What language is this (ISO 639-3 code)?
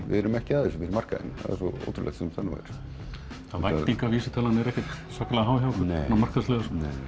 isl